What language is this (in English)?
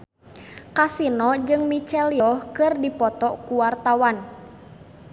Sundanese